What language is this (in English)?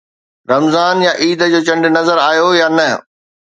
Sindhi